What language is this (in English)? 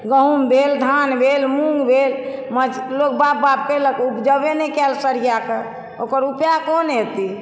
Maithili